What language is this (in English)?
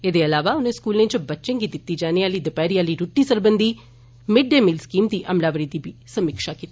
Dogri